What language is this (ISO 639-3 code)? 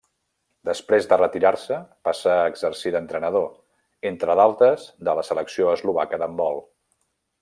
cat